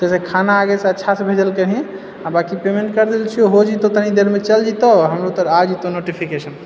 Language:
Maithili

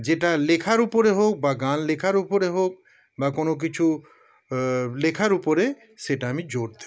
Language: Bangla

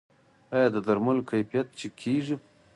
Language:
Pashto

